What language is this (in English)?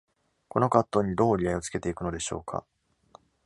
Japanese